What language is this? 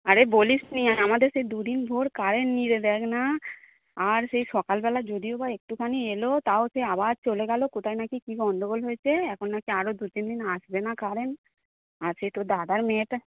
Bangla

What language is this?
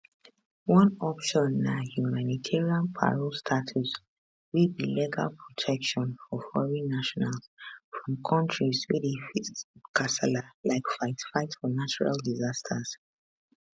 Nigerian Pidgin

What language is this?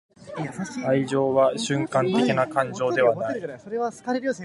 Japanese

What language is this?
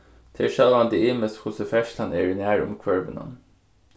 Faroese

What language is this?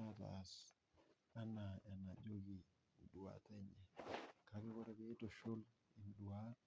Masai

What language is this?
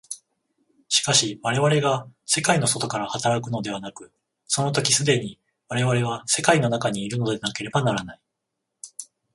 Japanese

